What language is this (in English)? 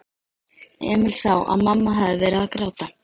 Icelandic